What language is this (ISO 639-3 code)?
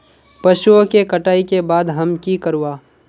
mag